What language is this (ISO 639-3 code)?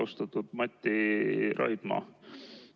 est